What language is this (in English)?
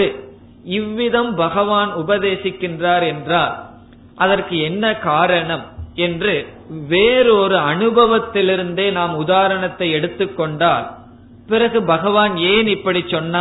Tamil